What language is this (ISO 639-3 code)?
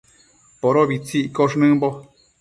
mcf